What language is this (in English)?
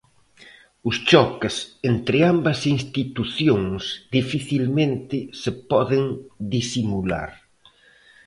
Galician